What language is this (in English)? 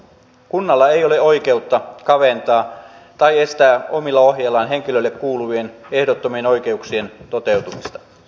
Finnish